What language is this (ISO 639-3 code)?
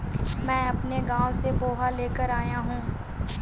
hin